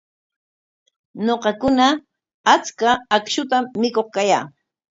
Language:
Corongo Ancash Quechua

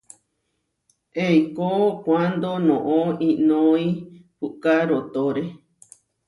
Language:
Huarijio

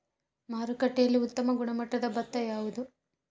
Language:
Kannada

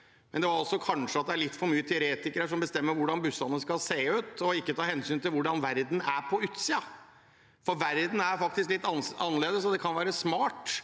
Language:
Norwegian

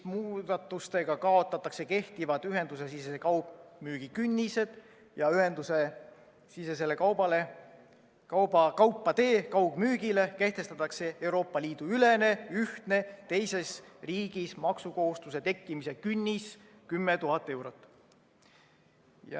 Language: Estonian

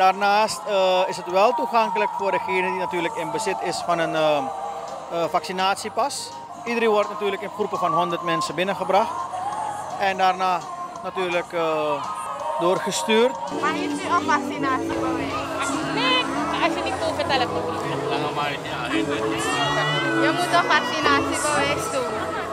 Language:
Dutch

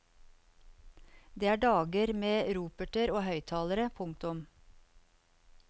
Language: Norwegian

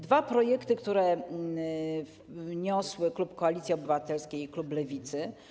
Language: Polish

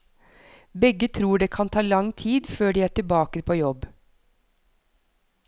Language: Norwegian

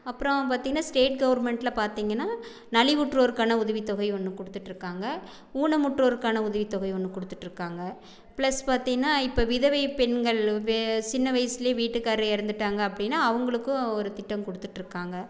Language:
Tamil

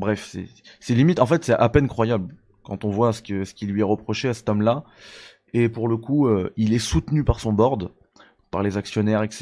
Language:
French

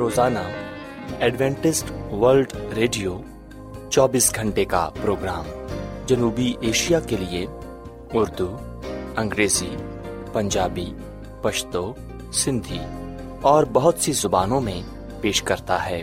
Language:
Urdu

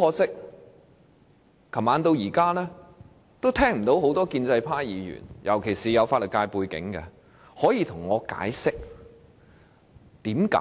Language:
Cantonese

